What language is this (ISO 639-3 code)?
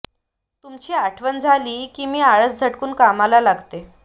mar